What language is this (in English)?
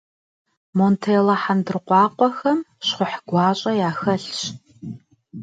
Kabardian